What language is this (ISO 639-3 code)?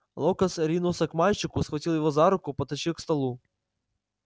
rus